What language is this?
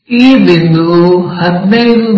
Kannada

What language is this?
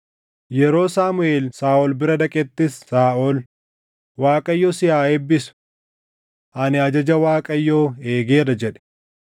Oromo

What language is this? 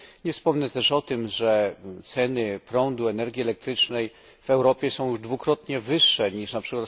Polish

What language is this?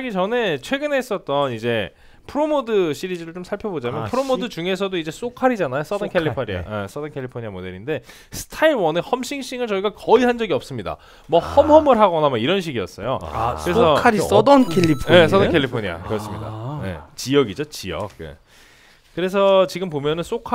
Korean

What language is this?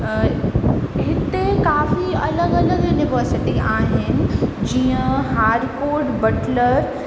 Sindhi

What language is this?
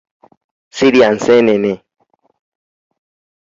Ganda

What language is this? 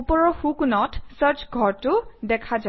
Assamese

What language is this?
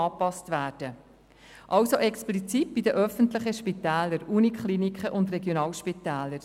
Swiss German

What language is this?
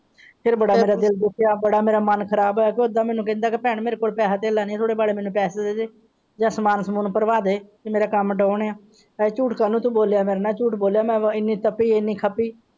Punjabi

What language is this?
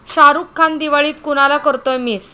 Marathi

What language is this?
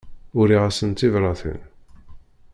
Kabyle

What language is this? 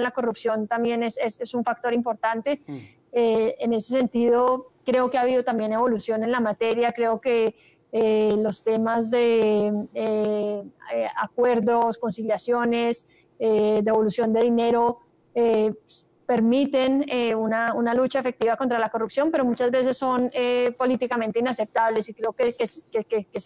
Spanish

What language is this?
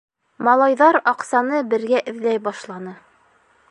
Bashkir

